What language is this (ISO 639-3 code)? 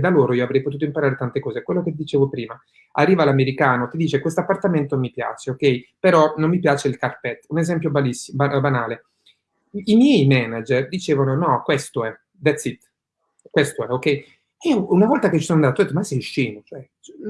ita